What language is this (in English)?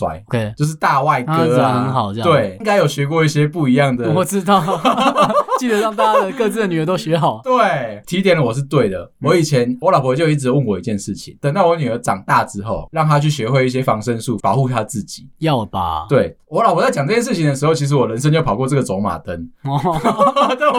Chinese